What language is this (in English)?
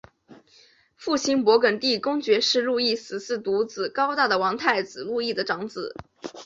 Chinese